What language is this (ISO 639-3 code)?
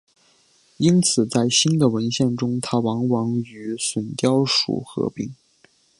zho